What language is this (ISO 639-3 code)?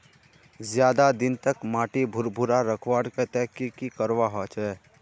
mag